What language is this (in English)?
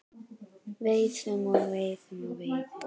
Icelandic